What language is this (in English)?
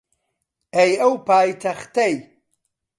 Central Kurdish